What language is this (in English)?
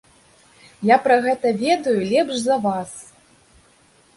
Belarusian